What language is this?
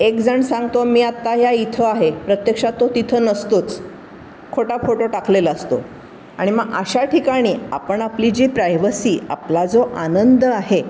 Marathi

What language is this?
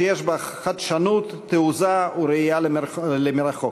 Hebrew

